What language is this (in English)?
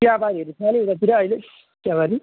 Nepali